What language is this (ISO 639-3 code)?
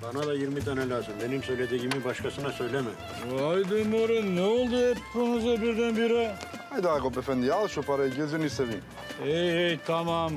tur